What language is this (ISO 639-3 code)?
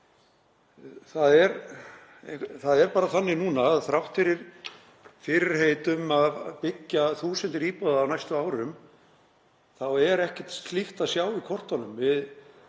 isl